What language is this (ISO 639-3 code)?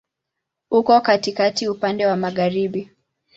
swa